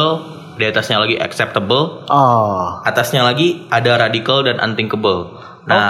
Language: Indonesian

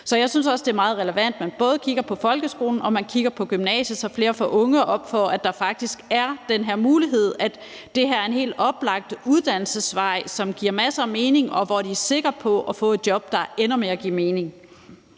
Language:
Danish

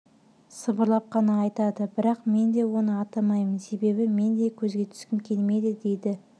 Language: Kazakh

